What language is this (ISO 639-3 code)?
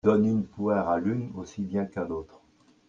fra